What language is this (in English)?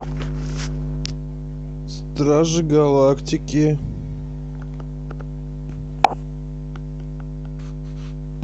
Russian